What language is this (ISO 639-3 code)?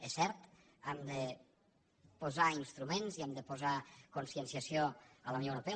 cat